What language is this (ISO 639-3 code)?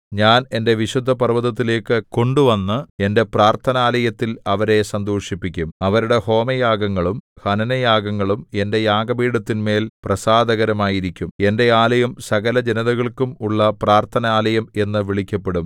mal